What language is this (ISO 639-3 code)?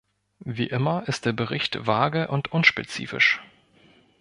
deu